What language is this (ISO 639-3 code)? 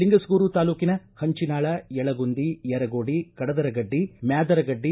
kan